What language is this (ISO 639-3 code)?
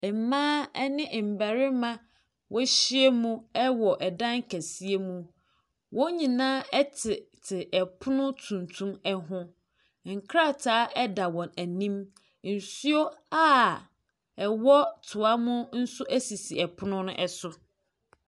aka